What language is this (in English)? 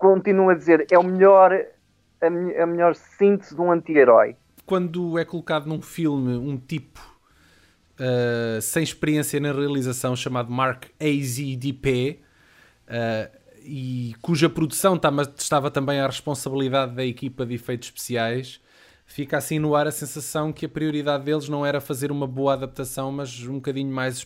Portuguese